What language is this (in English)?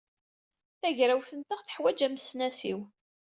Kabyle